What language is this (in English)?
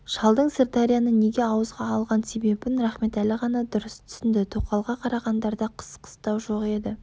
Kazakh